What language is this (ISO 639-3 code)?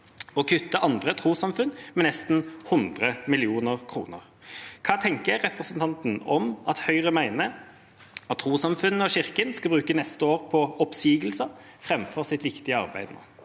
nor